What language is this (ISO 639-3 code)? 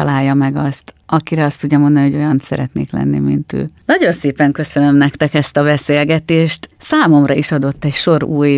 hun